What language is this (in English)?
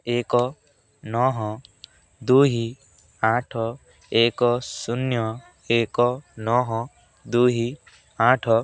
Odia